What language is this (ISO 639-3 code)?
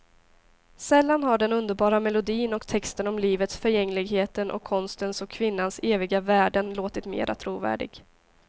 swe